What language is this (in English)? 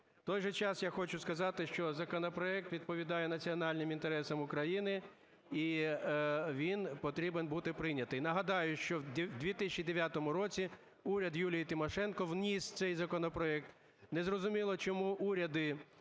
Ukrainian